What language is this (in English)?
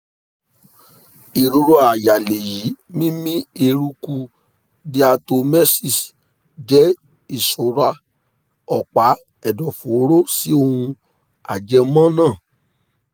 Yoruba